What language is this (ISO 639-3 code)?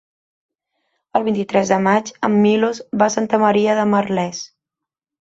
cat